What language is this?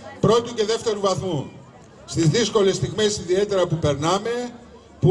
Greek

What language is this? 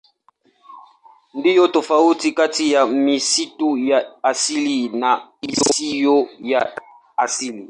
Swahili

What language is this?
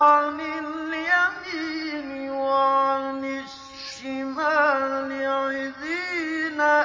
Arabic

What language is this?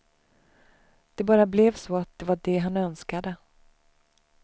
Swedish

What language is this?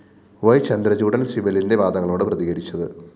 Malayalam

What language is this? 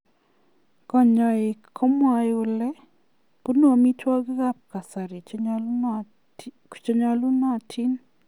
Kalenjin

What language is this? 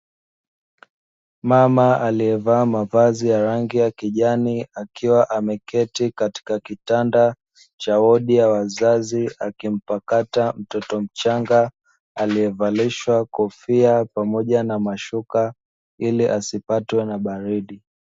Swahili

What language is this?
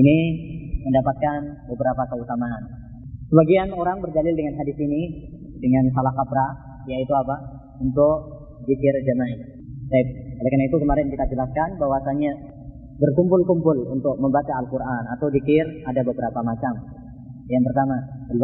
Malay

